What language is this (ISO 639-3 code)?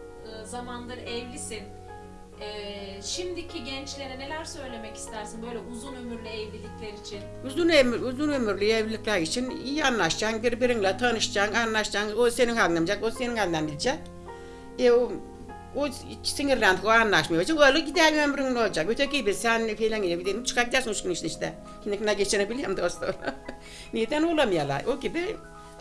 tur